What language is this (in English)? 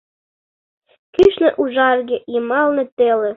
Mari